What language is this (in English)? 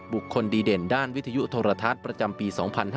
Thai